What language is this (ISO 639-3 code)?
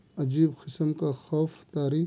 urd